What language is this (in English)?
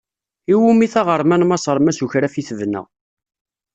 Kabyle